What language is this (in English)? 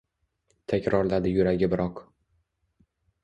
Uzbek